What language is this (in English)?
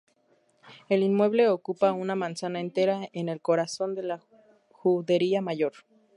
Spanish